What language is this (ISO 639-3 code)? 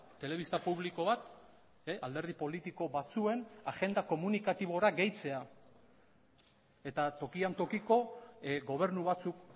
eus